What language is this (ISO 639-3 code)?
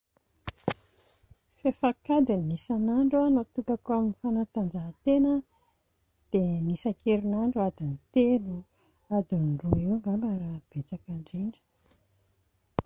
mlg